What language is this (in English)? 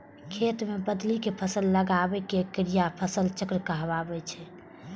Maithili